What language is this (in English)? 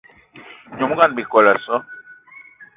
Eton (Cameroon)